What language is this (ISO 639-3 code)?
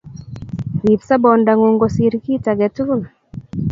kln